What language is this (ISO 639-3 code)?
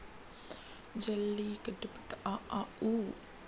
hne